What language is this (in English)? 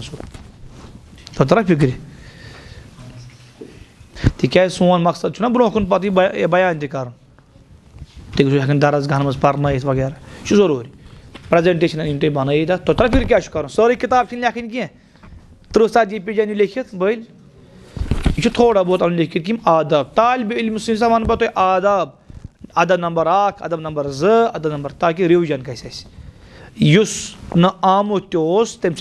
Arabic